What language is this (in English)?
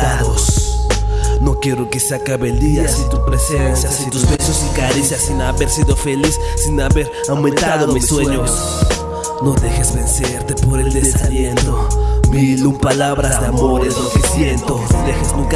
Spanish